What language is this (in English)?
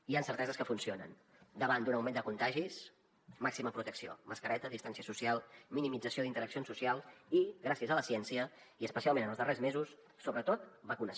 Catalan